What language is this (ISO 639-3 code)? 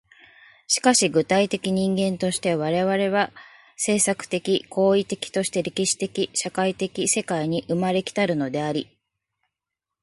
jpn